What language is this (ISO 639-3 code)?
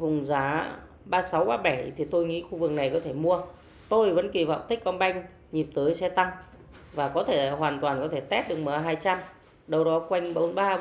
vie